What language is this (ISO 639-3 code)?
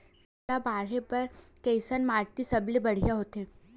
hne